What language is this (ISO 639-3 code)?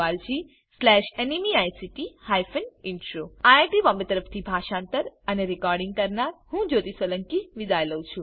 guj